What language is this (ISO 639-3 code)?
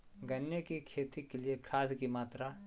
mag